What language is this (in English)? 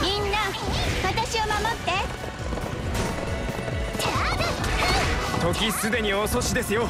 Japanese